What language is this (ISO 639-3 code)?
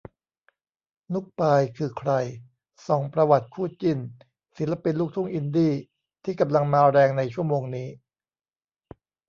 tha